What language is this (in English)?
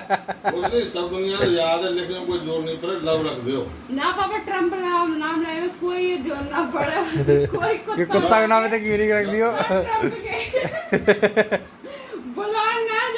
Hindi